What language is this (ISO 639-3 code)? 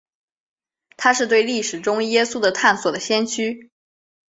zho